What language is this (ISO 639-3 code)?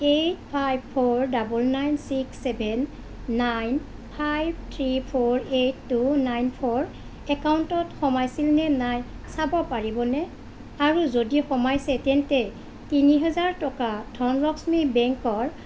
asm